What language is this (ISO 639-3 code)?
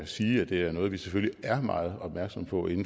dan